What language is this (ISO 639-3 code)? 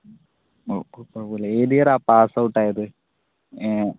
mal